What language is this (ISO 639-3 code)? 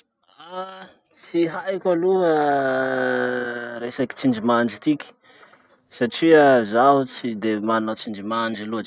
msh